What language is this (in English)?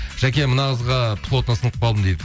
Kazakh